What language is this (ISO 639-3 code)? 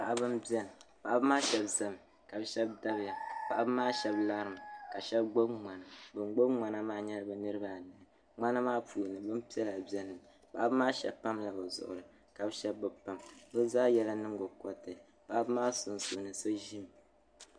dag